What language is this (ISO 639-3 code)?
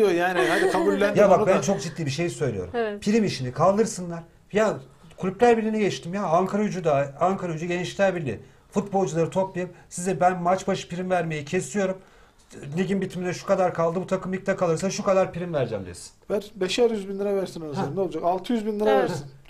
tur